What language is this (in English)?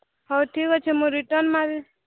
Odia